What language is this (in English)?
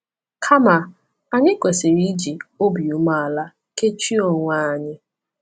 Igbo